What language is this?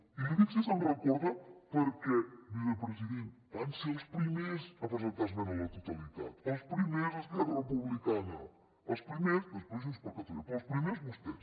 Catalan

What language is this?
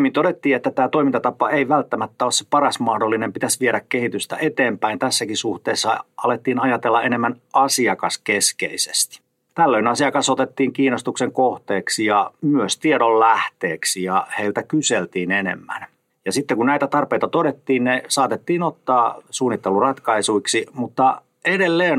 Finnish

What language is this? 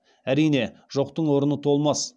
Kazakh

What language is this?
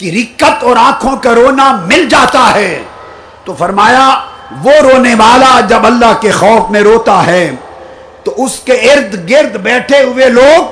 Urdu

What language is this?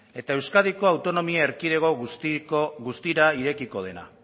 Basque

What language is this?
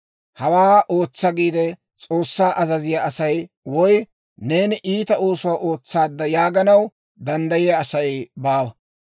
Dawro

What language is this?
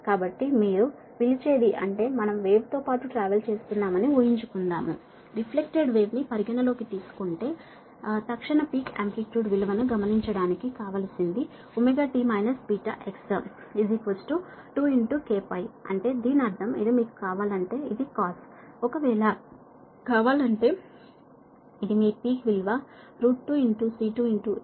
Telugu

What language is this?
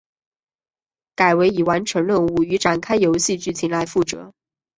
Chinese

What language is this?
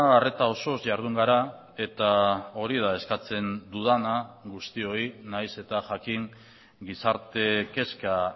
Basque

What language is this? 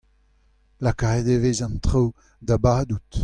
Breton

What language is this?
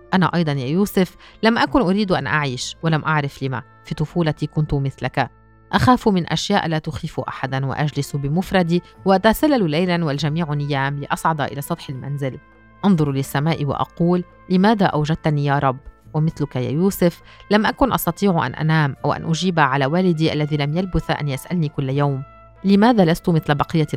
Arabic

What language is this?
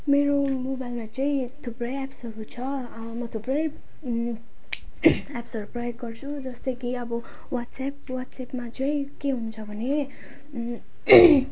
Nepali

